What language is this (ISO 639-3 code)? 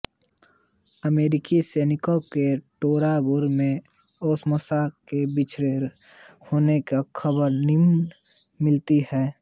hin